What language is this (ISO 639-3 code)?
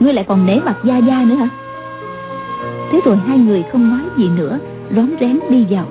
vie